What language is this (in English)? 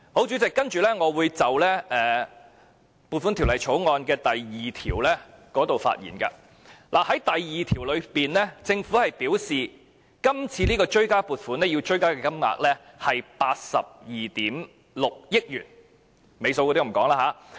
Cantonese